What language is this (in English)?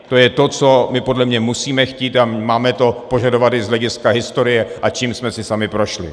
Czech